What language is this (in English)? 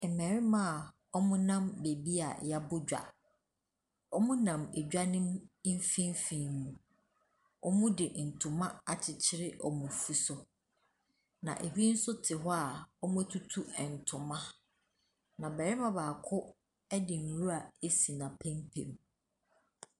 Akan